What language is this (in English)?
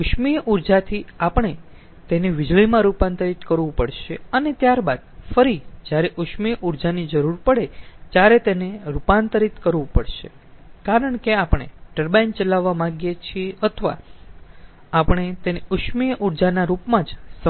Gujarati